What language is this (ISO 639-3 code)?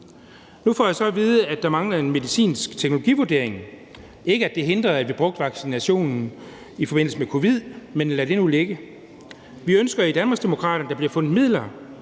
dan